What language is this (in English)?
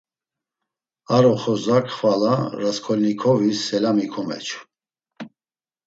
Laz